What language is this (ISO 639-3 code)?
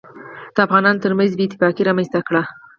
pus